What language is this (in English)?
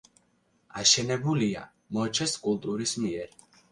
Georgian